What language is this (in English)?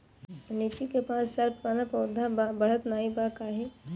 Bhojpuri